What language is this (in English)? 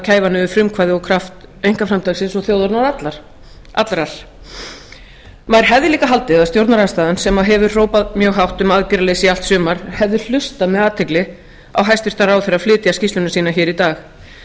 Icelandic